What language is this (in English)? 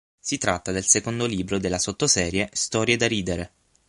Italian